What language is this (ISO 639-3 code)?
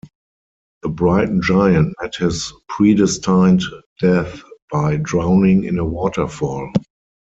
eng